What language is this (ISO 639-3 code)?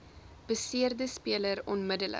afr